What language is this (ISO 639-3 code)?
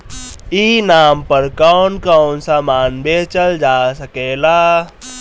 bho